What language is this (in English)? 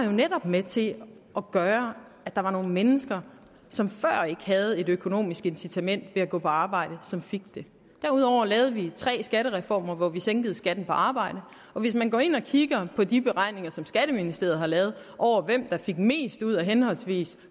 Danish